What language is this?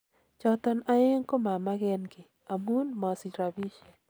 Kalenjin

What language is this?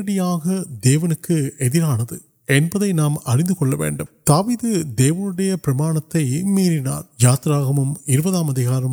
Urdu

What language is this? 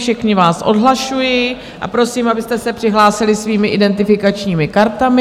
Czech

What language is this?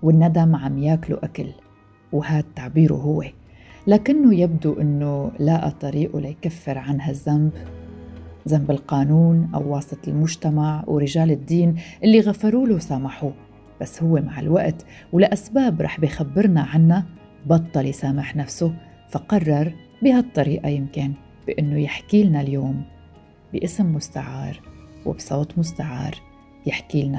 Arabic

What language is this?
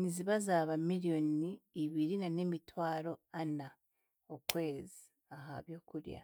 Chiga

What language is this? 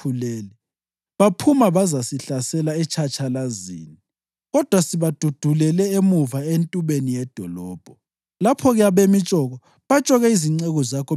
North Ndebele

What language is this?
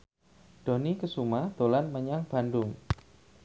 Javanese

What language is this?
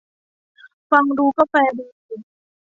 Thai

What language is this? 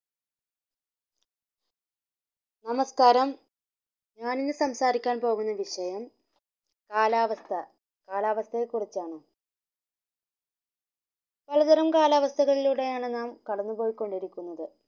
Malayalam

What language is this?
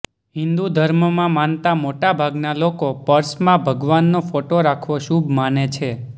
Gujarati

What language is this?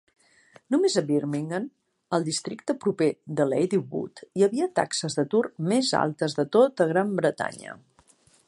Catalan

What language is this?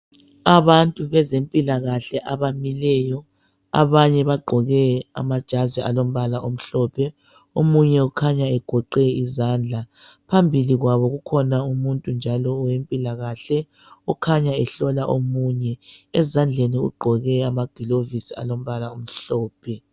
North Ndebele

